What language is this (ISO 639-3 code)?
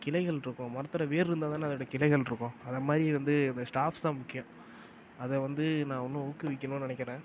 tam